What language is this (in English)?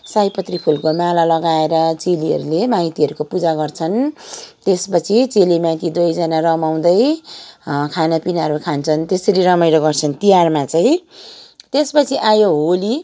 Nepali